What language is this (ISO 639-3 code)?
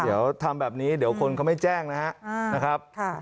tha